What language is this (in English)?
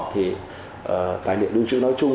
Vietnamese